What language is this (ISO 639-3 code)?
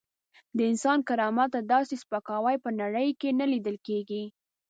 pus